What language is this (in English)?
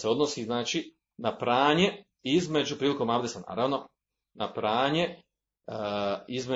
Croatian